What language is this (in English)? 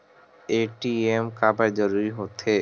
Chhattisgarhi